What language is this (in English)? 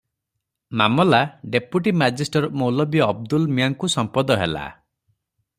Odia